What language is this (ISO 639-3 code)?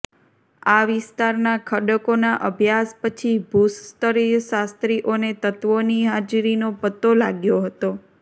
guj